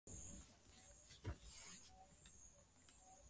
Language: Swahili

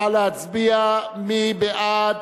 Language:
Hebrew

